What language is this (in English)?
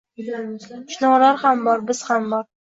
Uzbek